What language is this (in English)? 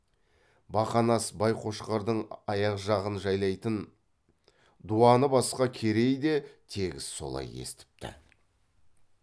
Kazakh